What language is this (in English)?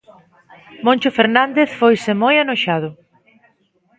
Galician